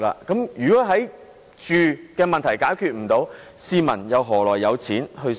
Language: Cantonese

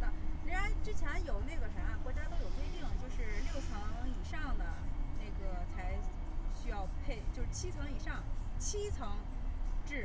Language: Chinese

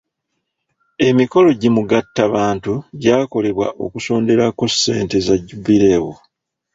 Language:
Ganda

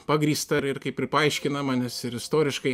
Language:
Lithuanian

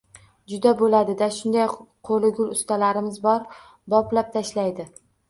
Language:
Uzbek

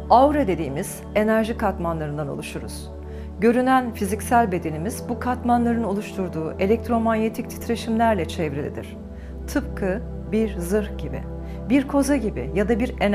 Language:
Turkish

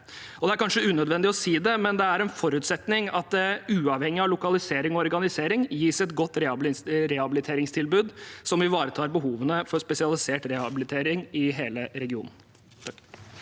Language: Norwegian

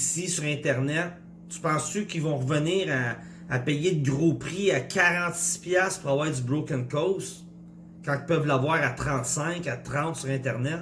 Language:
French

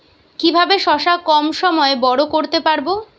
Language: Bangla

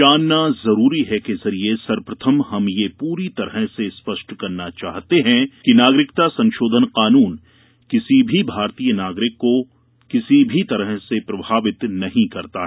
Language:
Hindi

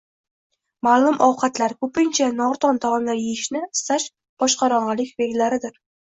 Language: Uzbek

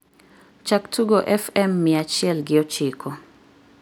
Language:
Luo (Kenya and Tanzania)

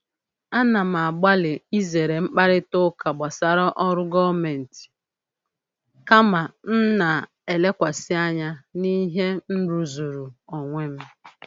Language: Igbo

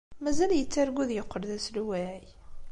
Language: Kabyle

